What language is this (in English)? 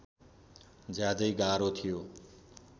Nepali